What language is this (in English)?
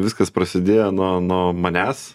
Lithuanian